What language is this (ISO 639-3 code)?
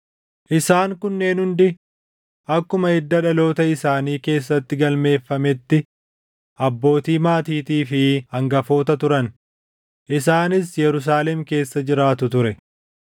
orm